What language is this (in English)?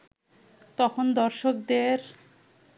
Bangla